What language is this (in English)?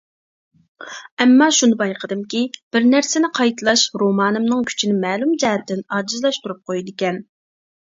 Uyghur